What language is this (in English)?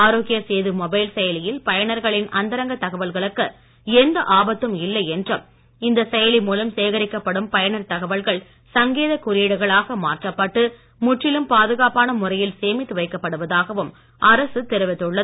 Tamil